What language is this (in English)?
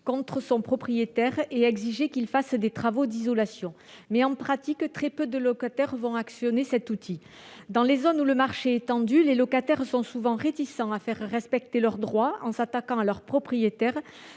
French